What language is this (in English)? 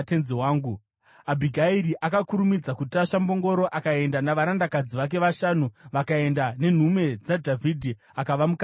Shona